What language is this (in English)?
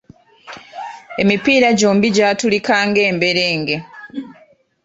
Ganda